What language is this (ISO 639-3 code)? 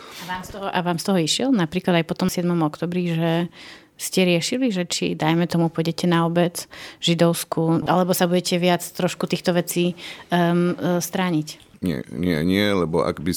slk